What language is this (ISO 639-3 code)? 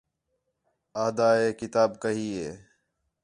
xhe